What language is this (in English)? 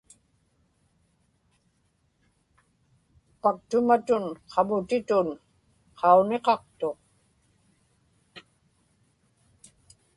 Inupiaq